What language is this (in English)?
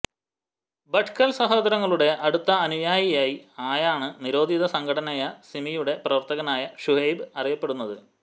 Malayalam